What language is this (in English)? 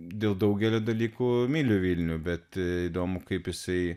Lithuanian